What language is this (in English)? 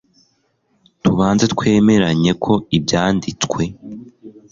Kinyarwanda